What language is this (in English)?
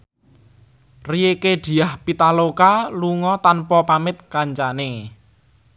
Javanese